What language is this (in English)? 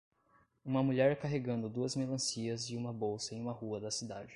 Portuguese